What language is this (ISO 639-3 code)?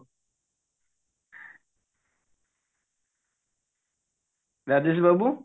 ori